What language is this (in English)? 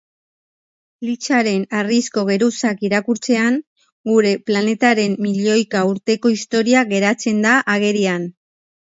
Basque